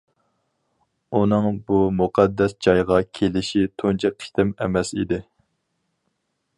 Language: Uyghur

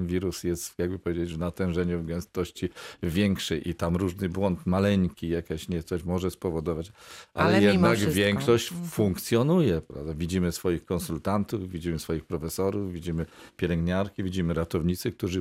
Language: Polish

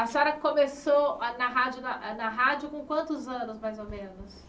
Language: Portuguese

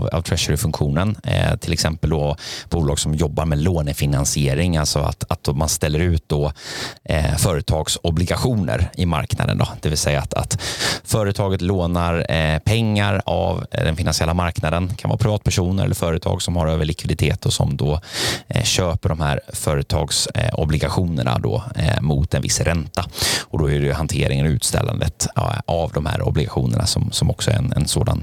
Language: Swedish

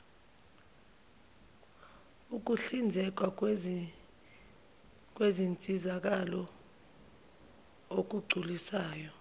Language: Zulu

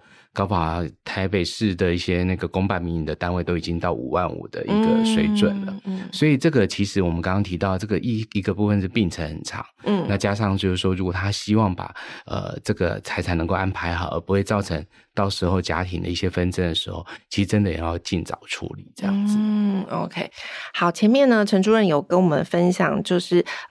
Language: Chinese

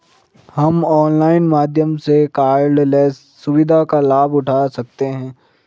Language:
Hindi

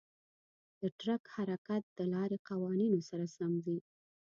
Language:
Pashto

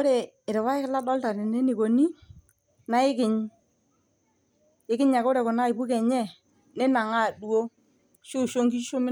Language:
Masai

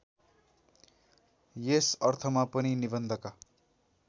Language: Nepali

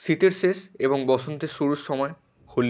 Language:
Bangla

